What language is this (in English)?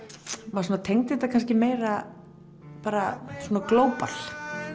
Icelandic